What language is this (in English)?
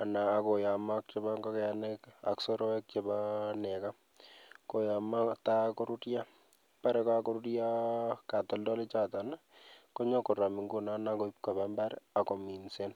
Kalenjin